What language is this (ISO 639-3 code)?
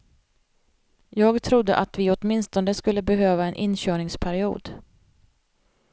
swe